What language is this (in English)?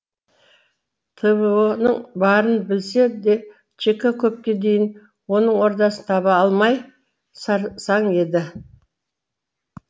Kazakh